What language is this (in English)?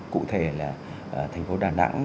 Vietnamese